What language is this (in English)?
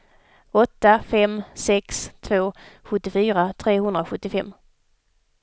Swedish